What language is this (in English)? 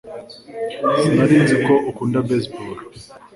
Kinyarwanda